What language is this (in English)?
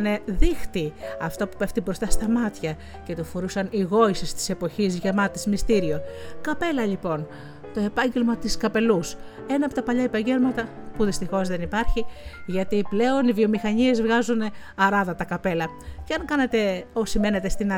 Greek